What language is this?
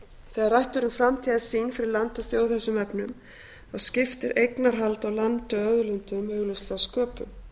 Icelandic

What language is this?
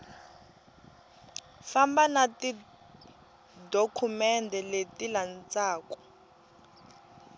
Tsonga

